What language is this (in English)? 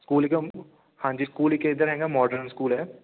Punjabi